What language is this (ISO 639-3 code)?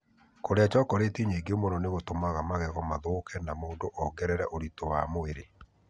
kik